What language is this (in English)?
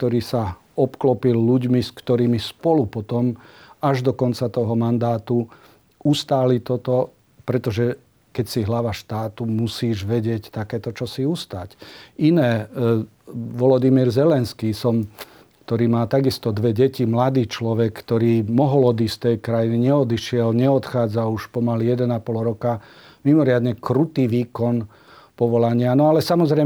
Slovak